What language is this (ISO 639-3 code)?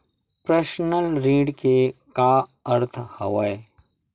hne